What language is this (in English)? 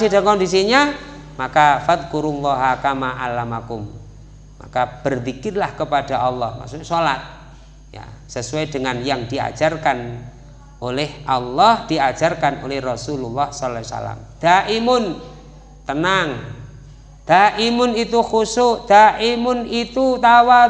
Indonesian